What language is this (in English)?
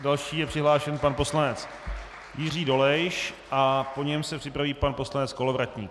Czech